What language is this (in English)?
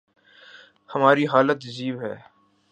Urdu